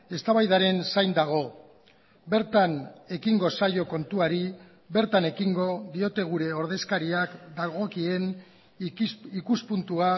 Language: Basque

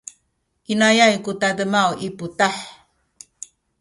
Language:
Sakizaya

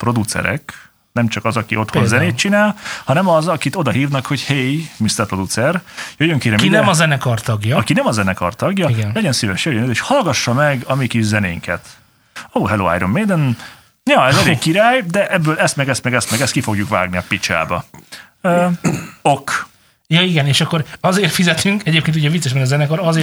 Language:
Hungarian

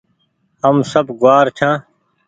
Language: Goaria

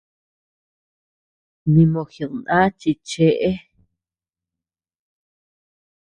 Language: Tepeuxila Cuicatec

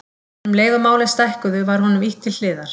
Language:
Icelandic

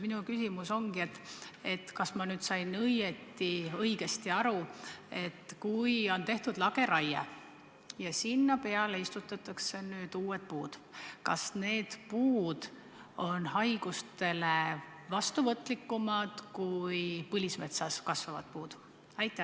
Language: Estonian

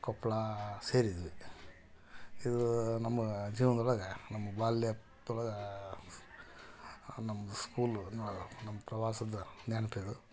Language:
Kannada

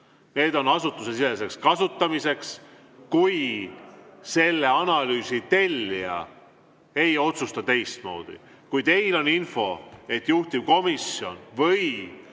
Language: Estonian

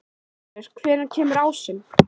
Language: Icelandic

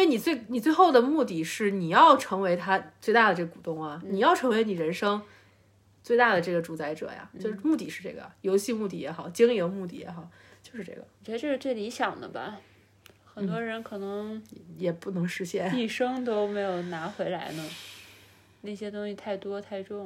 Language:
Chinese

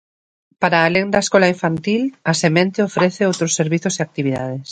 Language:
Galician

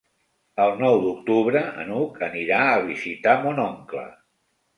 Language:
Catalan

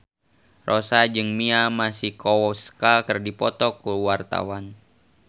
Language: Sundanese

